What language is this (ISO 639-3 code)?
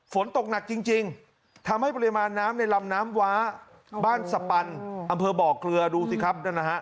tha